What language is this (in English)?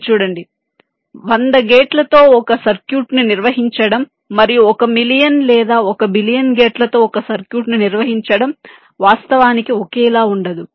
Telugu